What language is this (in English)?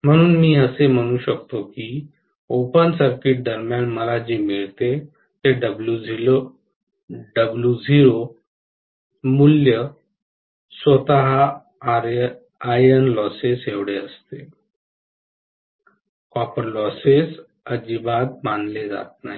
Marathi